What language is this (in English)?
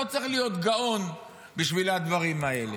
Hebrew